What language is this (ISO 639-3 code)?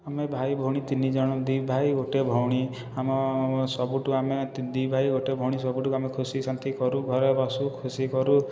ori